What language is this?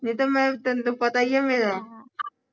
Punjabi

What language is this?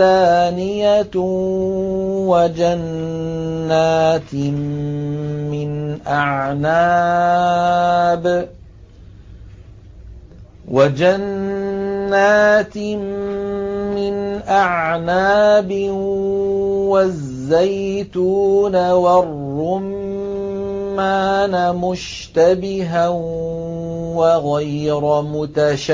Arabic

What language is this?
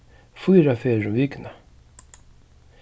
Faroese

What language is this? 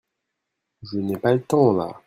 French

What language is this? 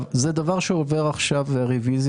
Hebrew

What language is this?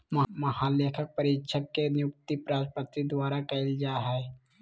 Magahi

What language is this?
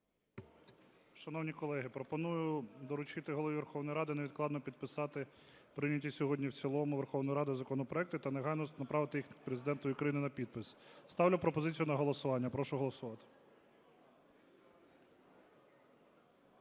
Ukrainian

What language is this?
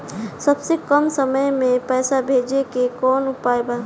Bhojpuri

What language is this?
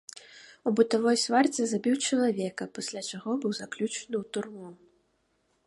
Belarusian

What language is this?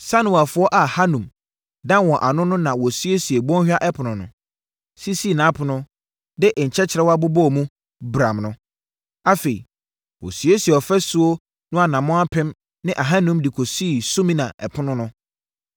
Akan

